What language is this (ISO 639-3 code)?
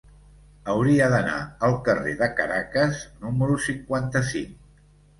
cat